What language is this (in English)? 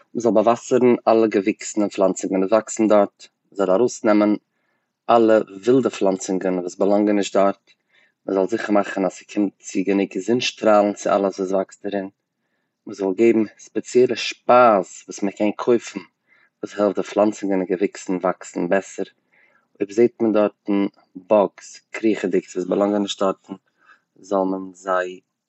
Yiddish